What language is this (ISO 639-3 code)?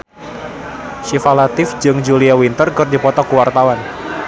sun